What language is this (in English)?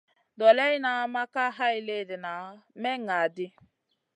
Masana